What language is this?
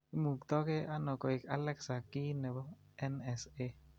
Kalenjin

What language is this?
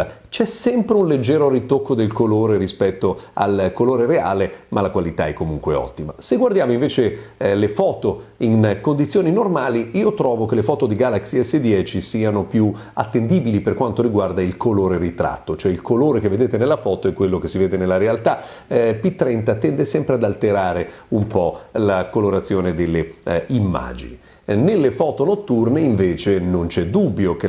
Italian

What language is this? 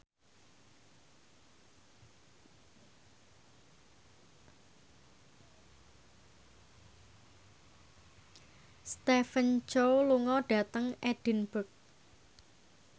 Javanese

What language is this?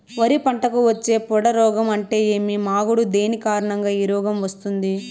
Telugu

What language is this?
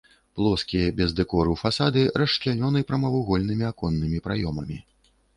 Belarusian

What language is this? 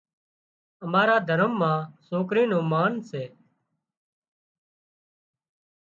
Wadiyara Koli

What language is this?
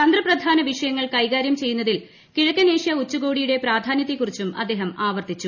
Malayalam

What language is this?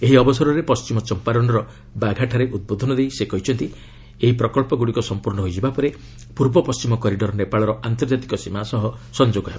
Odia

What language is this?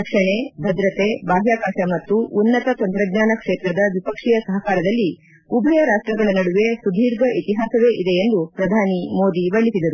Kannada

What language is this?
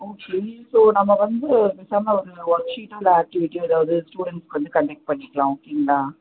Tamil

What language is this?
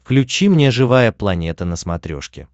Russian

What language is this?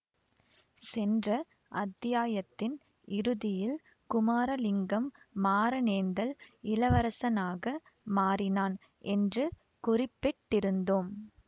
Tamil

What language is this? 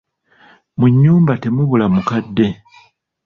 Ganda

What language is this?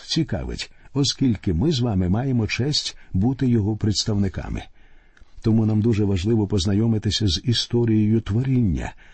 Ukrainian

